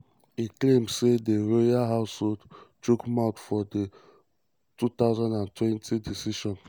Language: Nigerian Pidgin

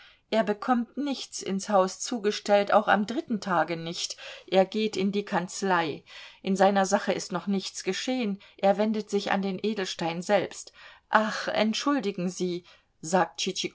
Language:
German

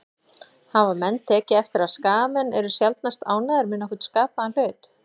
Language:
Icelandic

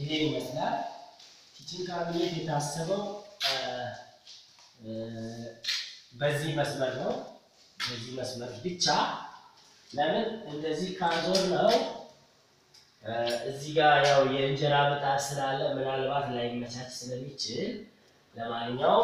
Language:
Turkish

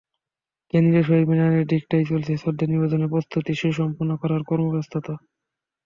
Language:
Bangla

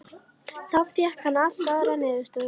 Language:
Icelandic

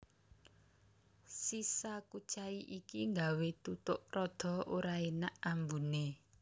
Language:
Javanese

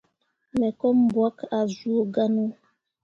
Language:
Mundang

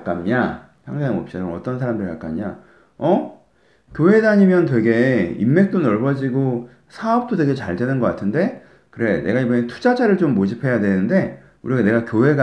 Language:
Korean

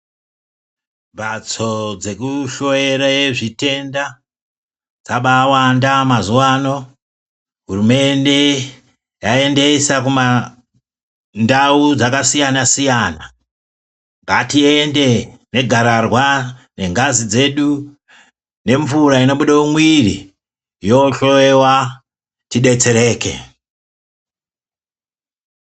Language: Ndau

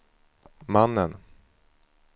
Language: Swedish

